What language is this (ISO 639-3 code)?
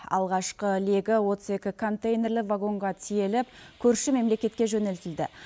kaz